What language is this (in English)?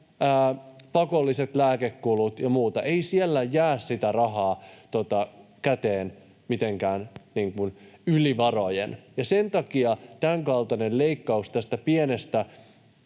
Finnish